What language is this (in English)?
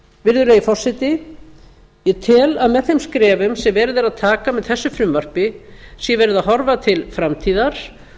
Icelandic